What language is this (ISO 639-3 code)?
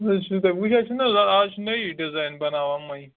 kas